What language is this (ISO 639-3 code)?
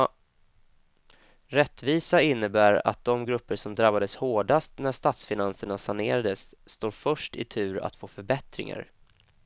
swe